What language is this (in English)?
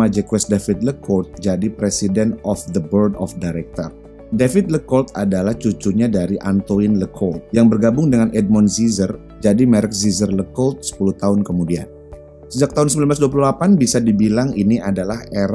Indonesian